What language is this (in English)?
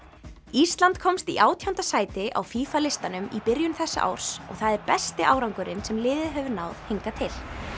Icelandic